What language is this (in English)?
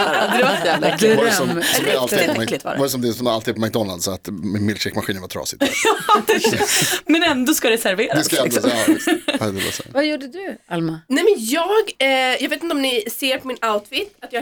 Swedish